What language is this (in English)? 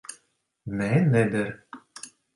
Latvian